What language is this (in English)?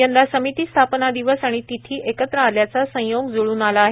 Marathi